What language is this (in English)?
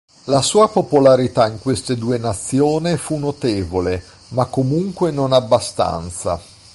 Italian